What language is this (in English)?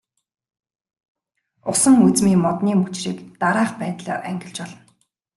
Mongolian